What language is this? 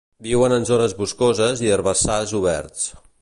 Catalan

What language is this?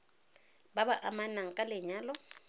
Tswana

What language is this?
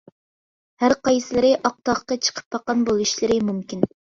Uyghur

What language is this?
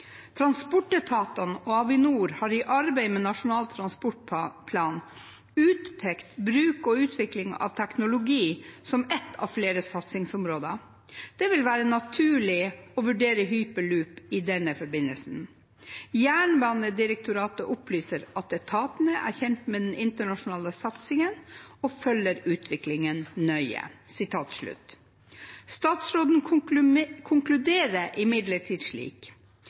Norwegian Bokmål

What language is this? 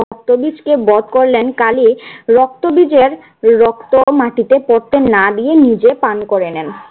Bangla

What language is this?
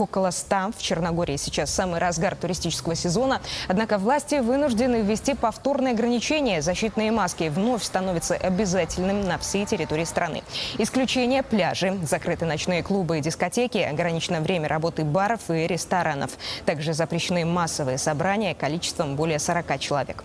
Russian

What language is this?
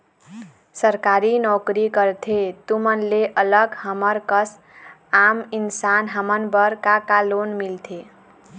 Chhattisgarhi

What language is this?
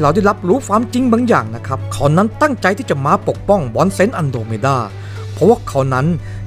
Thai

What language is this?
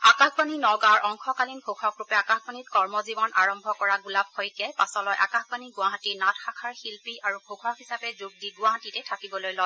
Assamese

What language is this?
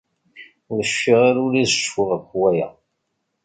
Kabyle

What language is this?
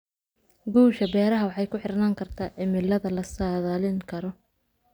Somali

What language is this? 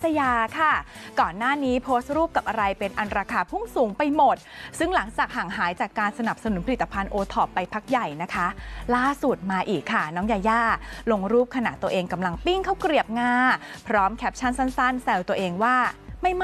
Thai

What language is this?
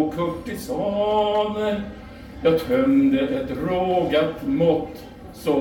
Swedish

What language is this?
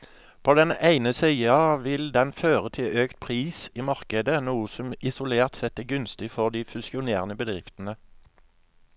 Norwegian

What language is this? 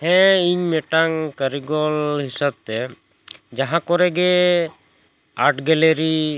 Santali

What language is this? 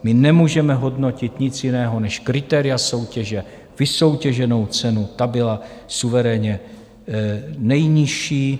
Czech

